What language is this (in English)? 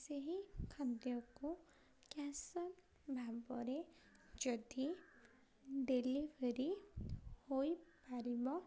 Odia